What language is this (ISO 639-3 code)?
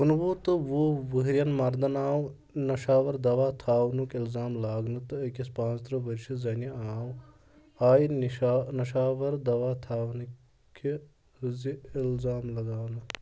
kas